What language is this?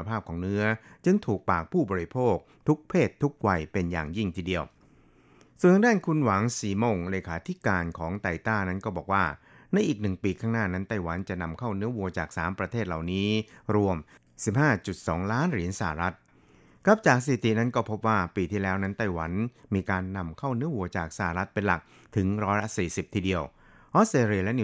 Thai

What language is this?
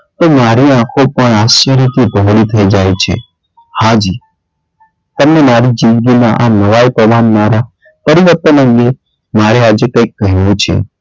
Gujarati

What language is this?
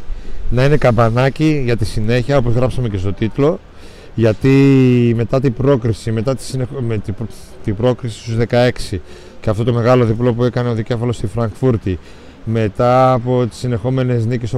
Greek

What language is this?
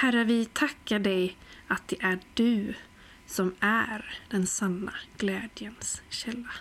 Swedish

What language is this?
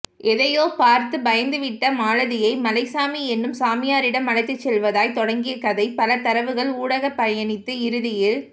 Tamil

